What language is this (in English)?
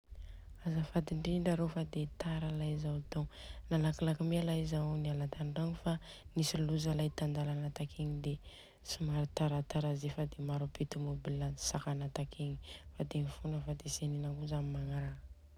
Southern Betsimisaraka Malagasy